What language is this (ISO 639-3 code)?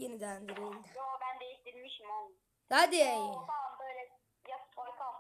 tur